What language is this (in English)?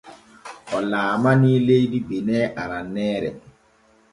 Borgu Fulfulde